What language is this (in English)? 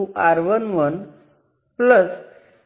Gujarati